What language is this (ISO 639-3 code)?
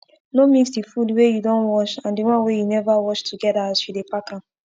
pcm